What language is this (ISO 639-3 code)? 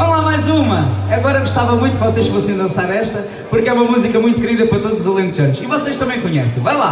por